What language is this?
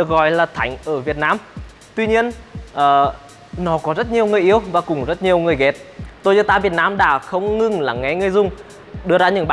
Vietnamese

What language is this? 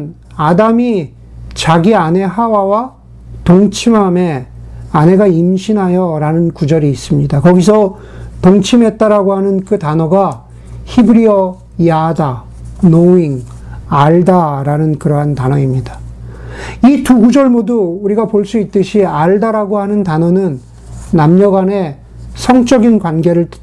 Korean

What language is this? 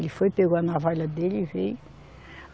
Portuguese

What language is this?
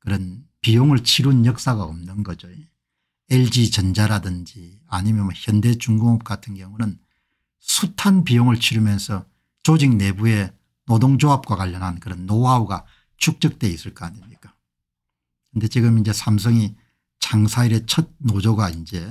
Korean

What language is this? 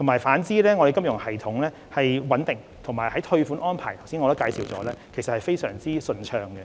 Cantonese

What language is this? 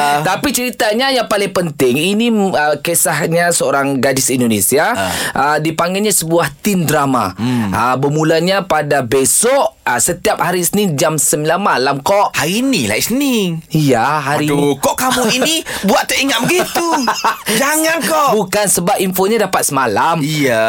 Malay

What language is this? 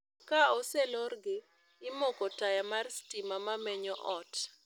Luo (Kenya and Tanzania)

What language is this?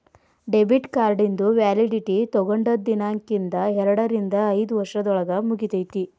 Kannada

